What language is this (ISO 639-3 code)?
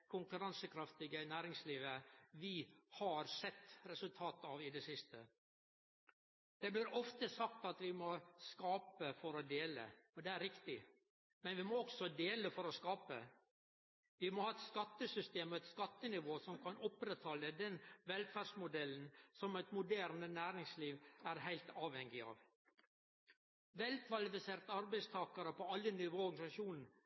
nno